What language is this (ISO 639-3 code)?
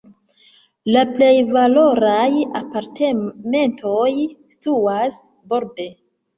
epo